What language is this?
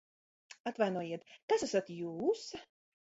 Latvian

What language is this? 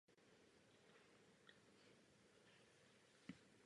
Czech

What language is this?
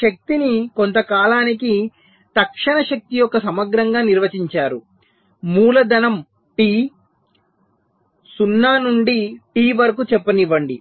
Telugu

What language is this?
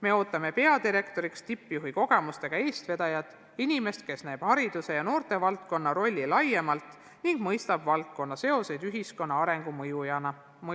Estonian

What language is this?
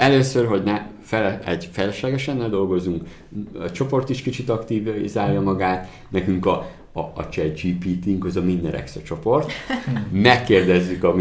Hungarian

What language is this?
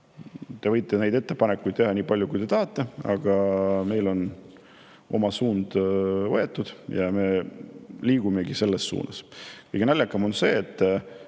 Estonian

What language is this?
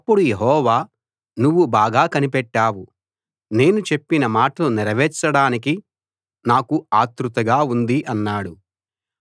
Telugu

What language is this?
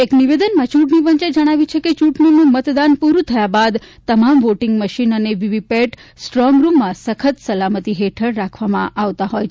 Gujarati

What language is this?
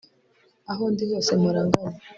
Kinyarwanda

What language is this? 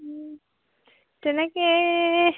Assamese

